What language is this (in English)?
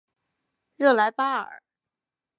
Chinese